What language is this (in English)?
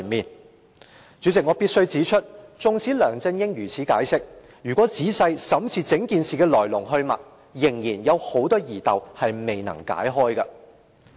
Cantonese